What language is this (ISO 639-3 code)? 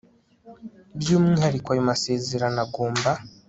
kin